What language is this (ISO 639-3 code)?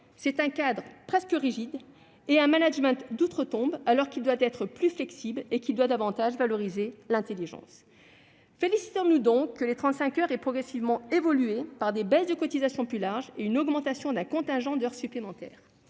fra